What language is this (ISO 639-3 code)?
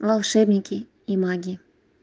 rus